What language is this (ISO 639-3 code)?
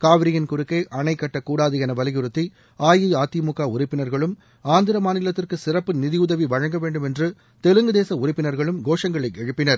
tam